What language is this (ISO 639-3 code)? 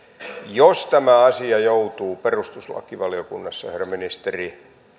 fin